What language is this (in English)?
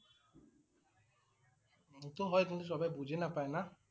Assamese